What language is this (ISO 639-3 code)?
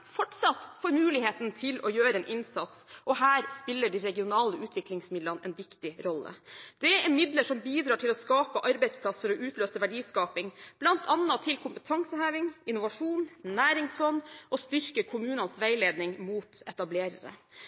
nob